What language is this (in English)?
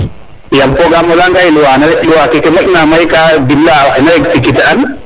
Serer